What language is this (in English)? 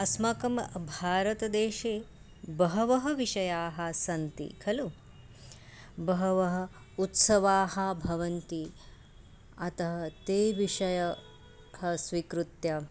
Sanskrit